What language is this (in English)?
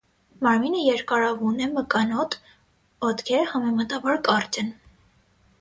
Armenian